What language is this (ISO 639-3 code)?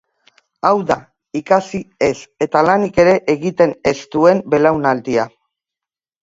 eus